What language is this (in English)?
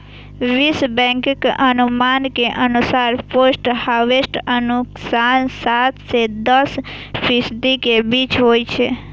Maithili